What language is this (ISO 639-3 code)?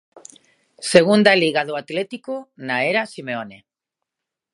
glg